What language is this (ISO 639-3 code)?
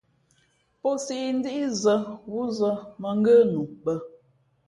fmp